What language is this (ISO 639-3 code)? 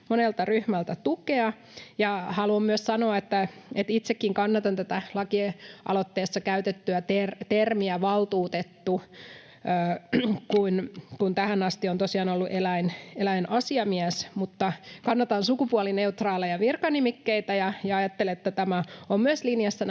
fin